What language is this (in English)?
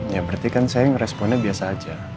Indonesian